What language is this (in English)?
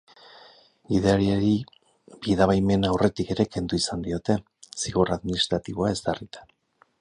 Basque